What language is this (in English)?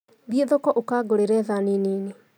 Kikuyu